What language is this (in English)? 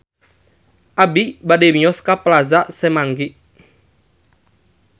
Sundanese